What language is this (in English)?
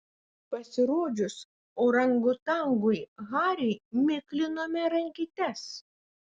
Lithuanian